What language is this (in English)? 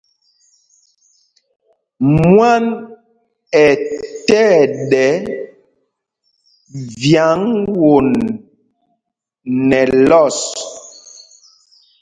Mpumpong